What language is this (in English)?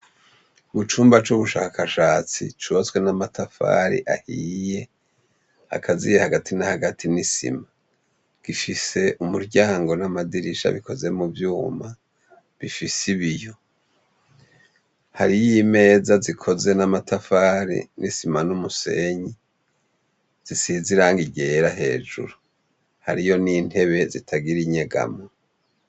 Rundi